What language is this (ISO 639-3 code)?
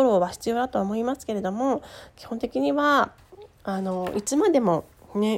jpn